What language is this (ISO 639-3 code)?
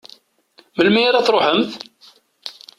kab